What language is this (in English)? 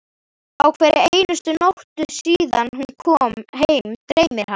Icelandic